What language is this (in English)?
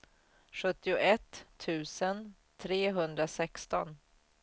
Swedish